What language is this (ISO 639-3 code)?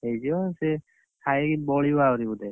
ori